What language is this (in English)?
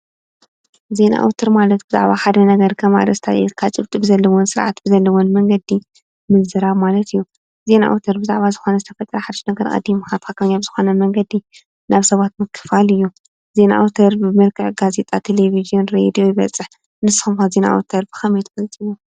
Tigrinya